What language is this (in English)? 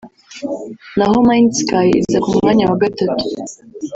Kinyarwanda